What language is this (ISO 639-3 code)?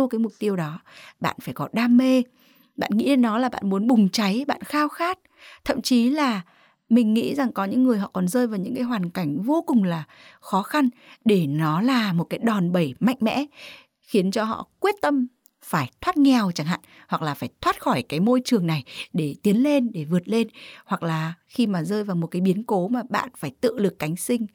vie